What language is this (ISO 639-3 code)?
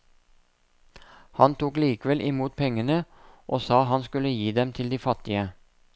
nor